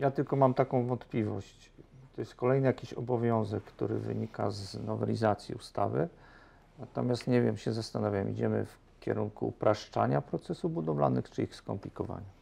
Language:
Polish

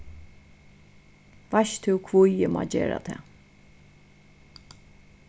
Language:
Faroese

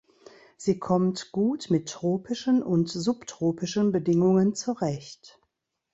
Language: German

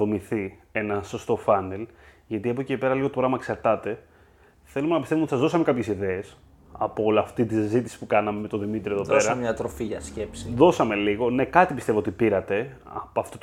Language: Greek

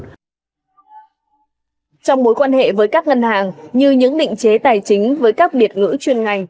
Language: Vietnamese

